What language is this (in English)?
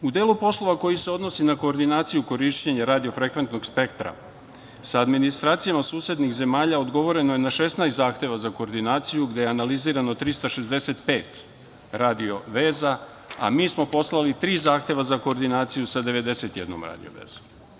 Serbian